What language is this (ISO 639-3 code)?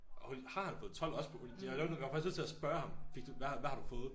dan